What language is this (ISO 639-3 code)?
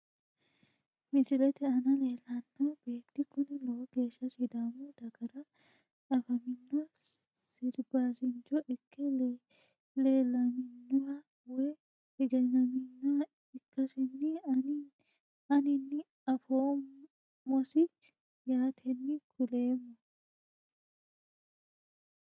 sid